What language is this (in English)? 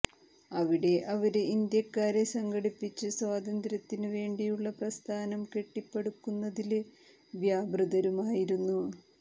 Malayalam